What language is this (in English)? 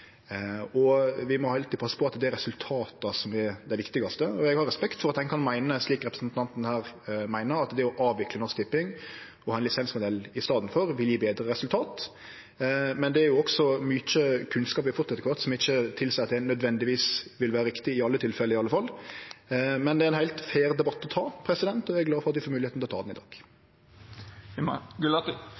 Norwegian Nynorsk